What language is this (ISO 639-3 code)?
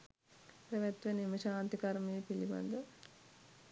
sin